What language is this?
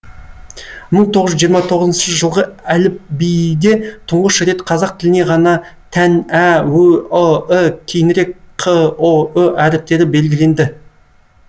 Kazakh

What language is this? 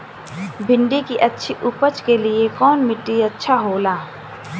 Bhojpuri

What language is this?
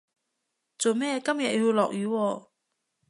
Cantonese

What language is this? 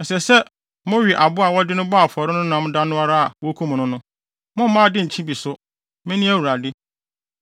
Akan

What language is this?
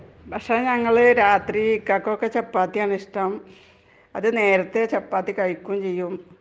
Malayalam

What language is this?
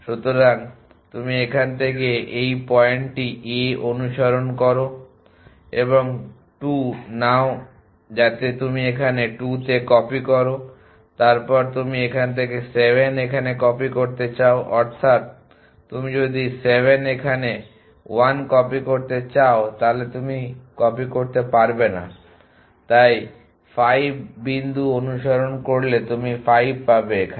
Bangla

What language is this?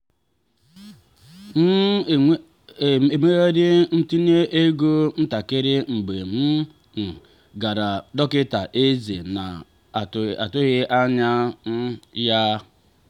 Igbo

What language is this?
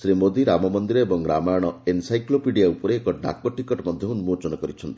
Odia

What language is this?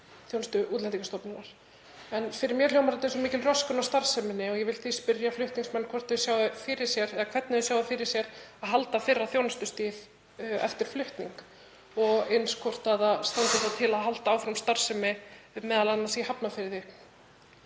Icelandic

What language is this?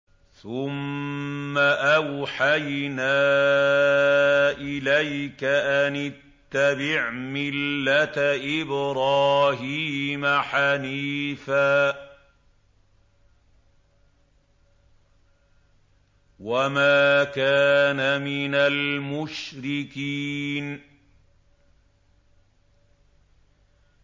Arabic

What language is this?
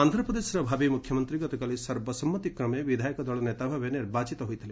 Odia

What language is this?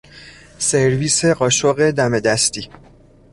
Persian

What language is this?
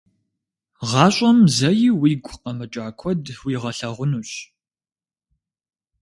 Kabardian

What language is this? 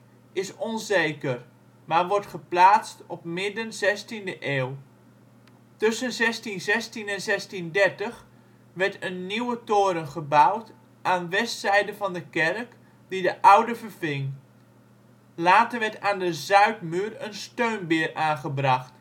Dutch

